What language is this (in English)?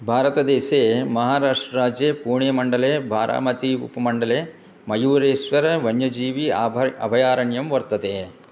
Sanskrit